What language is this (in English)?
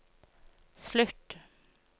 Norwegian